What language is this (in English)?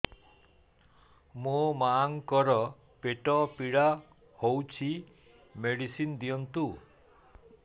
Odia